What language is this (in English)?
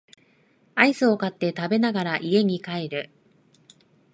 Japanese